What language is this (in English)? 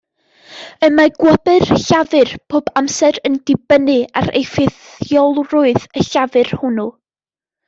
Welsh